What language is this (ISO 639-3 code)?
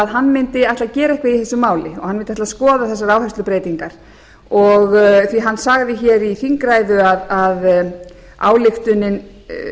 isl